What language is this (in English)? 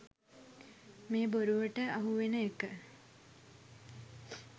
Sinhala